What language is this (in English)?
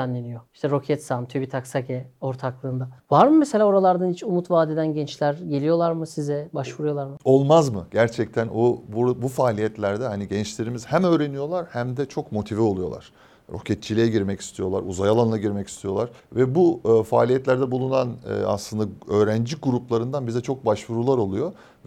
Turkish